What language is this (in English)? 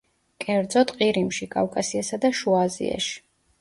Georgian